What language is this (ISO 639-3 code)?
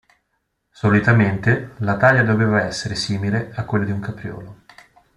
ita